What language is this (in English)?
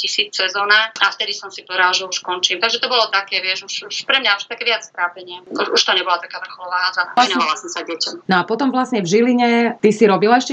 Slovak